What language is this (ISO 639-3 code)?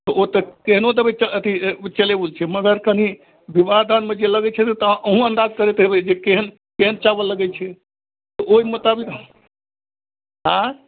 mai